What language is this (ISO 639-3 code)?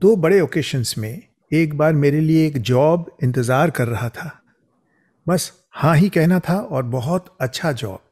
hin